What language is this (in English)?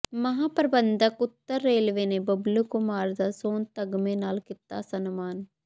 Punjabi